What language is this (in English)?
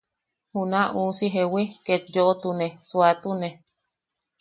Yaqui